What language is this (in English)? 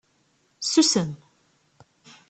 Kabyle